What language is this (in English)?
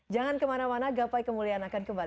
Indonesian